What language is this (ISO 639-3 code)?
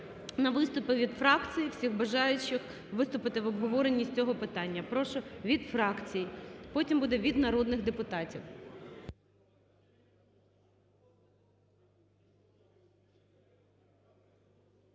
ukr